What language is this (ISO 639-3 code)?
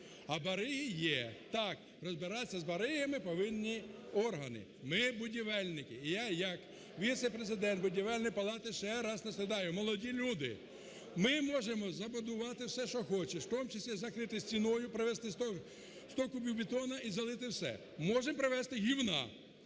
ukr